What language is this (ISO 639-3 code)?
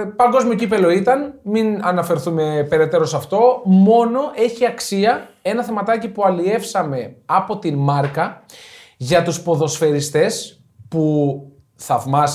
ell